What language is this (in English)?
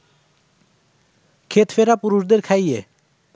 Bangla